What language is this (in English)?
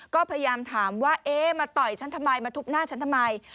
Thai